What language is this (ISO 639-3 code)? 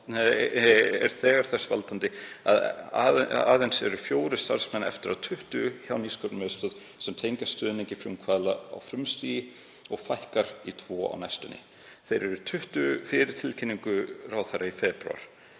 isl